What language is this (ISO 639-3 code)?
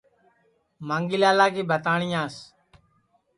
ssi